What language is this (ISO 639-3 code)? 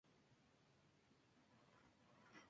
spa